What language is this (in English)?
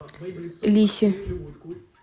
Russian